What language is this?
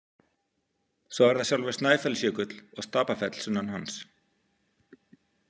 Icelandic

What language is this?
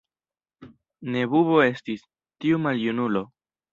Esperanto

